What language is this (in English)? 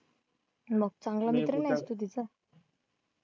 Marathi